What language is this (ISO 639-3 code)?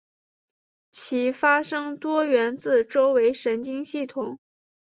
zho